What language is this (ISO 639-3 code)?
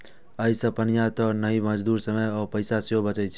mai